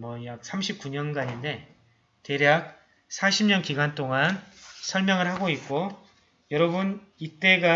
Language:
Korean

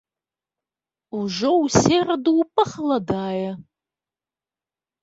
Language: Belarusian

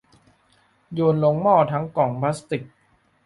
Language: Thai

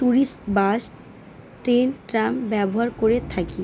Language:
Bangla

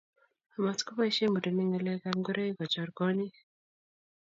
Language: Kalenjin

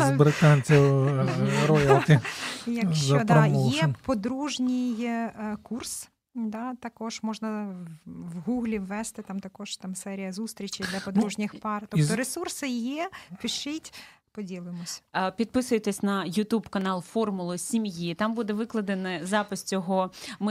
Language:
Ukrainian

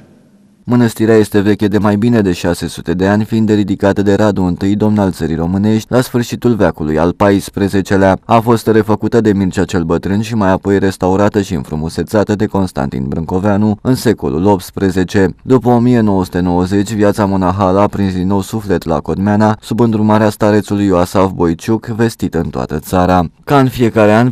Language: Romanian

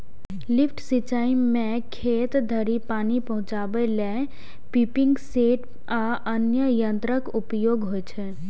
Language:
Maithili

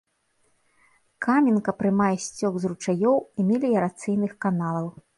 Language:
Belarusian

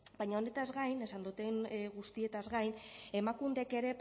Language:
Basque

